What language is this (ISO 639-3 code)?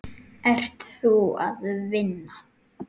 isl